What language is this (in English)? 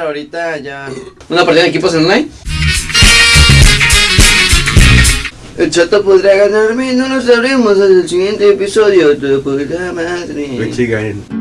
Spanish